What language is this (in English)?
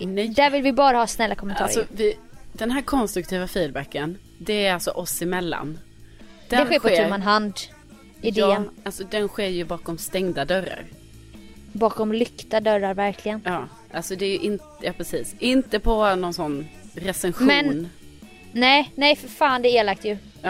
Swedish